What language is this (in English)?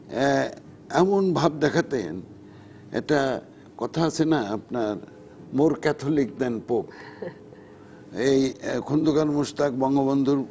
Bangla